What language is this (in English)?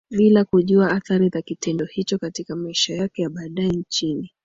Swahili